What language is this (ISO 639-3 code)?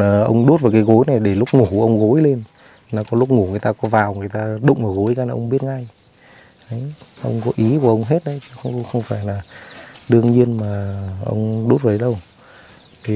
vie